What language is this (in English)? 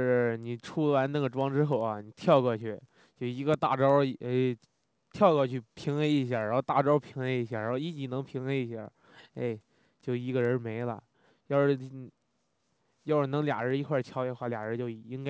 Chinese